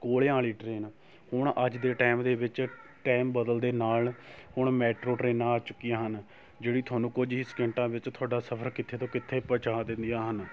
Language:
Punjabi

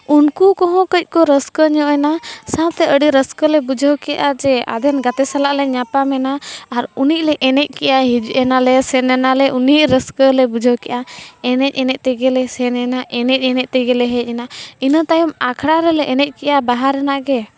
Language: Santali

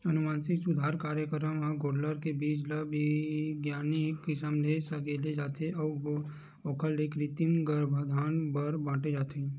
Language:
Chhattisgarhi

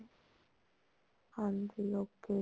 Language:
Punjabi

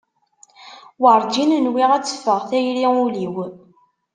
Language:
Kabyle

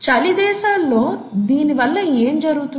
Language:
Telugu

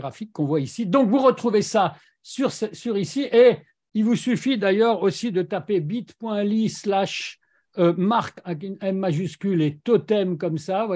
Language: French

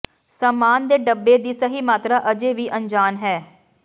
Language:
Punjabi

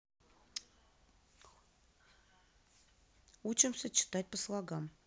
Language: Russian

